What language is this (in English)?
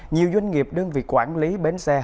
Vietnamese